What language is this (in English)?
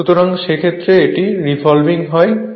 Bangla